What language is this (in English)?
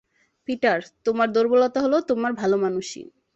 Bangla